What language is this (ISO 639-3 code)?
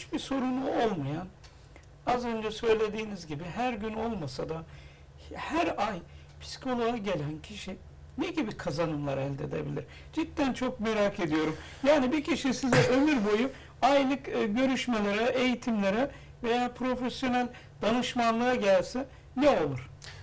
tur